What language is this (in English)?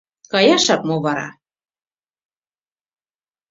Mari